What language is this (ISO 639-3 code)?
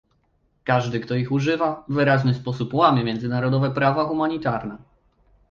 pol